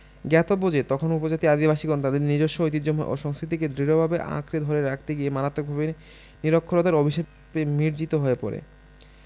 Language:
Bangla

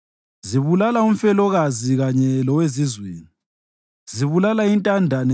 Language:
North Ndebele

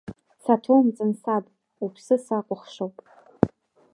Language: Abkhazian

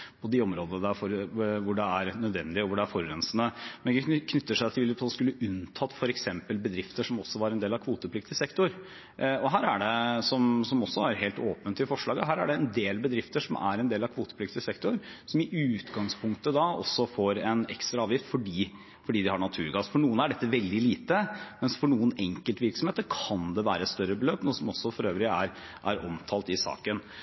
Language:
Norwegian Bokmål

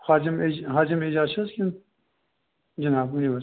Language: Kashmiri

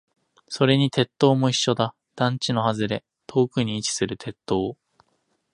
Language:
Japanese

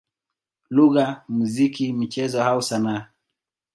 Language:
Swahili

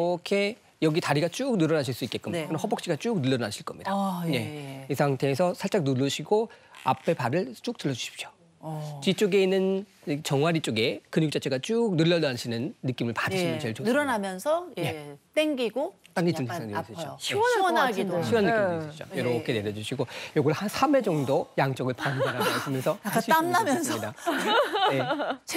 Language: Korean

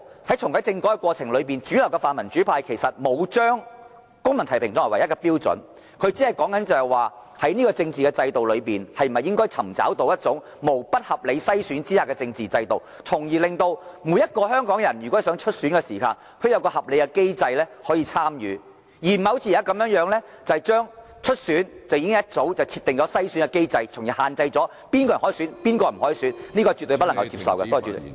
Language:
Cantonese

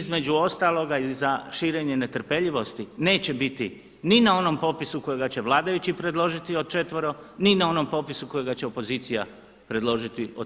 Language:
Croatian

